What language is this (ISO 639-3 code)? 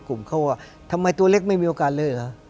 tha